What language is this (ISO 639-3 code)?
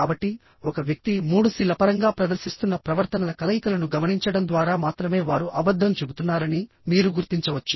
tel